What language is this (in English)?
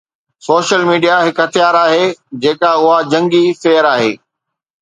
Sindhi